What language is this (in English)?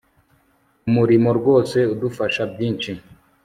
Kinyarwanda